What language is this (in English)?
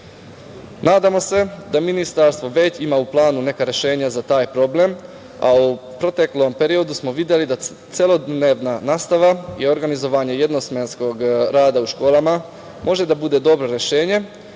Serbian